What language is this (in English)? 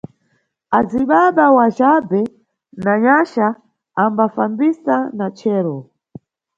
Nyungwe